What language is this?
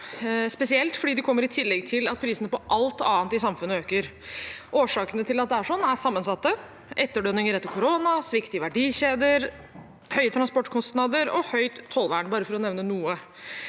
Norwegian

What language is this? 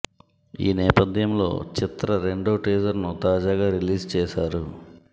Telugu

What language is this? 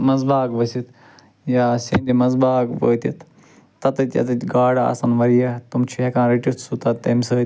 Kashmiri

